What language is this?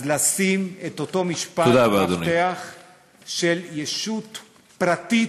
Hebrew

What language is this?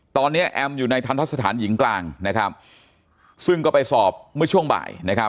Thai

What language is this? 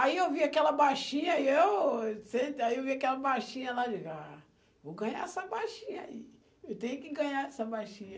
Portuguese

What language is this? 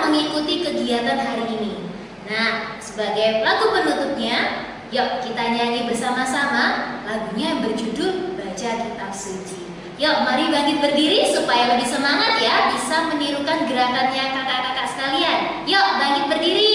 Indonesian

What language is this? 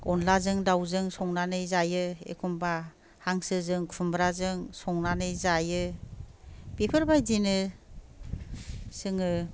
Bodo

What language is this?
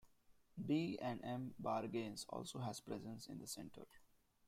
English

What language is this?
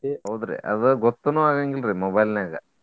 Kannada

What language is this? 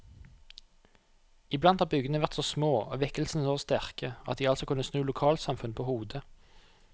Norwegian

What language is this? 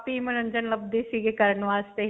Punjabi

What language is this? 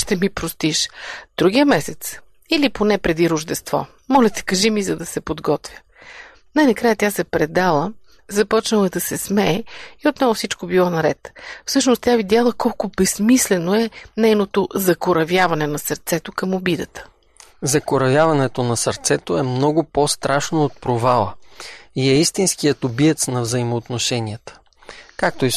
Bulgarian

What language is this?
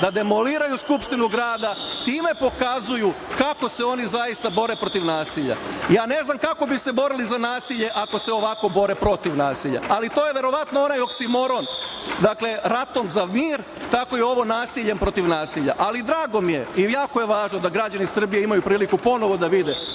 Serbian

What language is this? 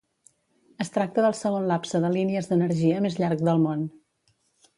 Catalan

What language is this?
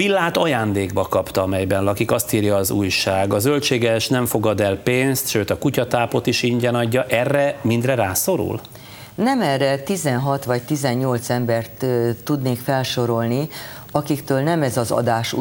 Hungarian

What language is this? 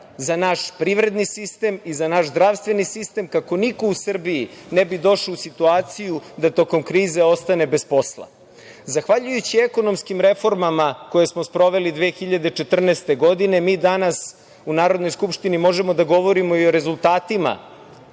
Serbian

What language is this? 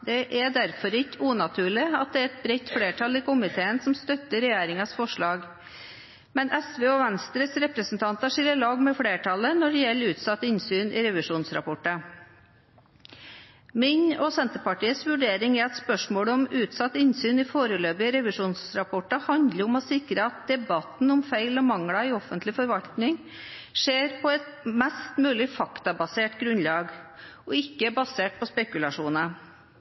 Norwegian Bokmål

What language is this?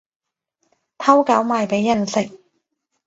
Cantonese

